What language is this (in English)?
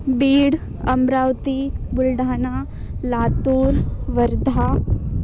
Sanskrit